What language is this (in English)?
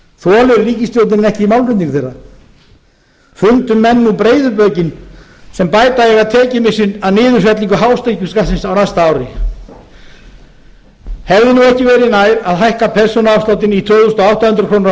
Icelandic